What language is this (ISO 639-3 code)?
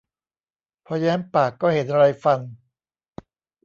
tha